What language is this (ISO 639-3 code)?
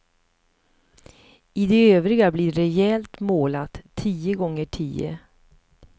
swe